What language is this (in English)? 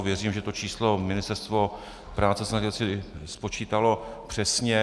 Czech